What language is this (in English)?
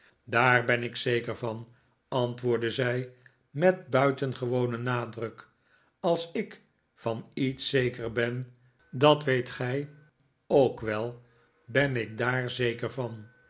Dutch